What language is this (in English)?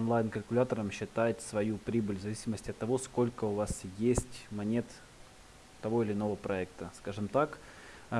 Russian